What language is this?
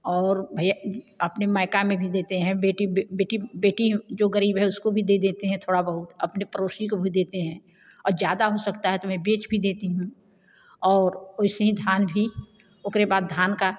Hindi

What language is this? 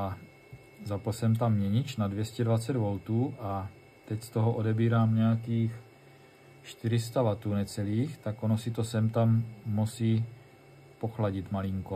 Czech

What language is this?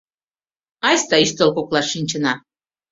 Mari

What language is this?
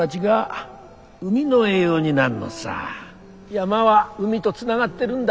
Japanese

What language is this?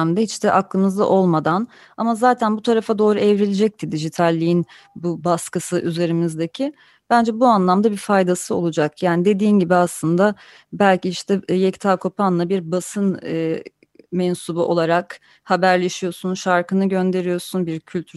Turkish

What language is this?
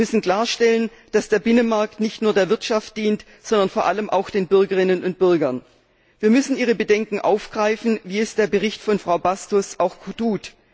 German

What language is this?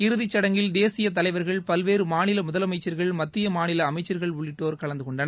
Tamil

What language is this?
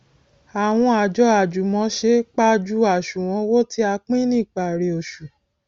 Yoruba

